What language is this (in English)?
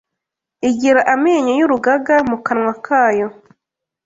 Kinyarwanda